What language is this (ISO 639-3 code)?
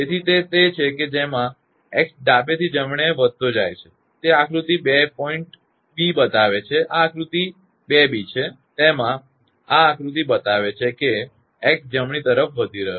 guj